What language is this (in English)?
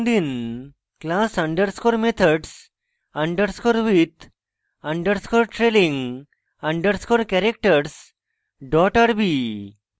Bangla